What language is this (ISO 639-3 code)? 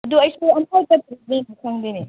mni